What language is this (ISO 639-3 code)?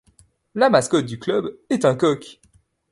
fra